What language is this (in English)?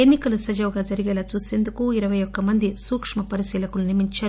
Telugu